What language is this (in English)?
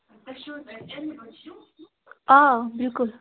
Kashmiri